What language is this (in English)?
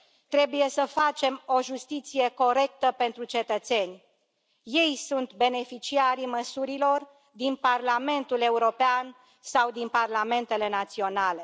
Romanian